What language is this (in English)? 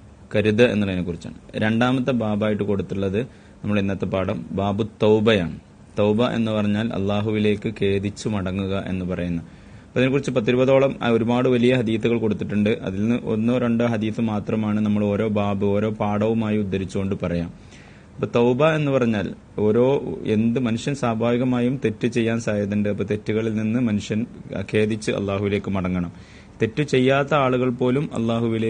Malayalam